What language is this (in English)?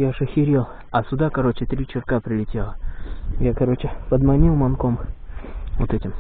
Russian